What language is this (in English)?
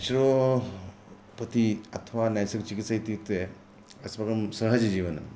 Sanskrit